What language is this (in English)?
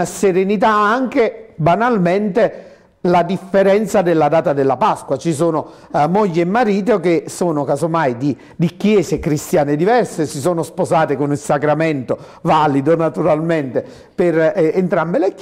Italian